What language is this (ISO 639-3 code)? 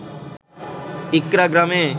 ben